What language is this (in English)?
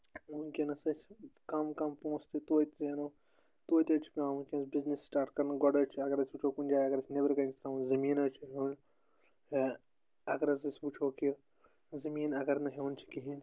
Kashmiri